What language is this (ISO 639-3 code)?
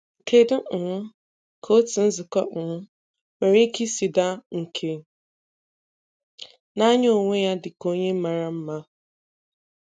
ibo